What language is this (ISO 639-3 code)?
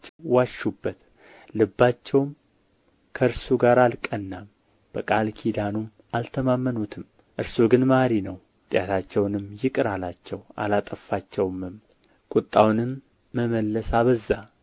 amh